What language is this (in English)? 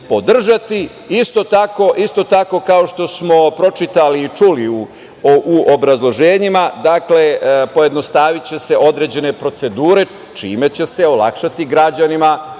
Serbian